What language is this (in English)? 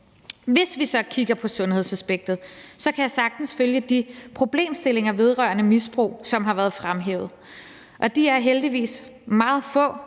Danish